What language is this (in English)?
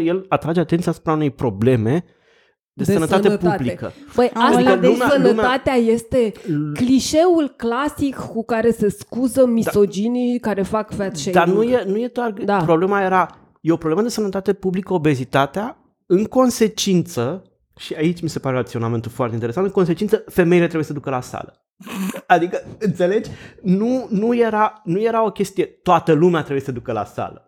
Romanian